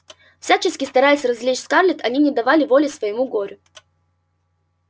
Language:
Russian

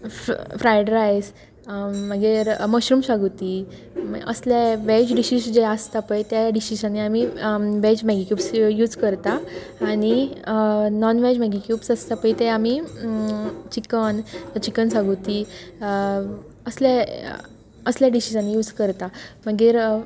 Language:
Konkani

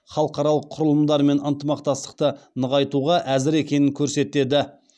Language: Kazakh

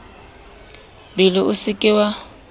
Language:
Southern Sotho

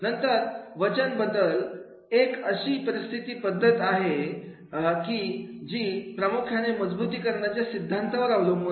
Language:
Marathi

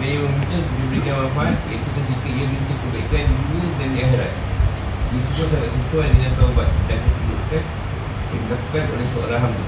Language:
Malay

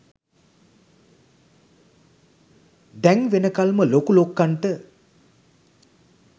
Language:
Sinhala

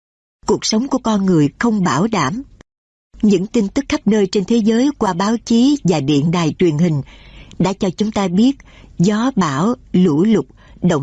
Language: Vietnamese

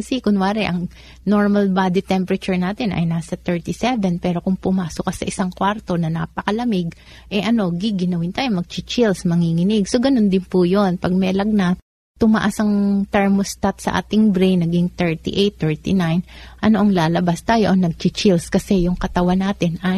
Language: Filipino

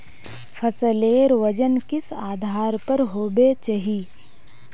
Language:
Magahi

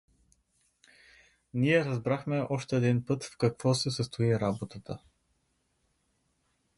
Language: Bulgarian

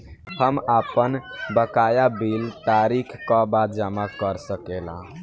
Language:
Bhojpuri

